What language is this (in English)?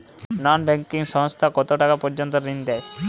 Bangla